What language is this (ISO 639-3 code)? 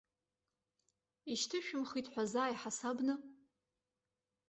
abk